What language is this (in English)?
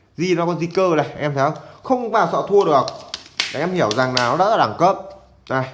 Vietnamese